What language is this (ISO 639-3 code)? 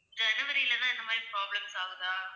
tam